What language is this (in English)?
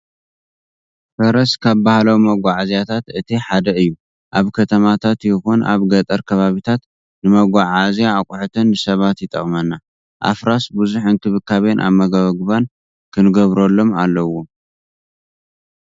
Tigrinya